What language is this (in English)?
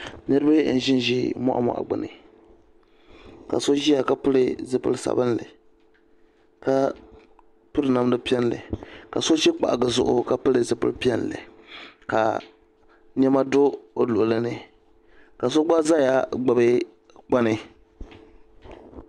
Dagbani